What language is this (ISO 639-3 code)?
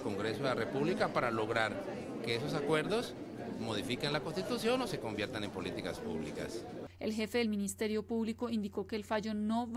spa